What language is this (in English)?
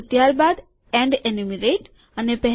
Gujarati